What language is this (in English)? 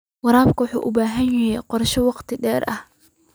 Somali